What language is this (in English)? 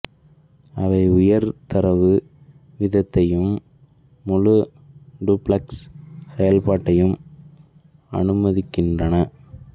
Tamil